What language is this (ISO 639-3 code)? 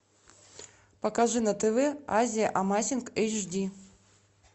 rus